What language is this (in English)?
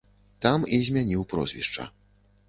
Belarusian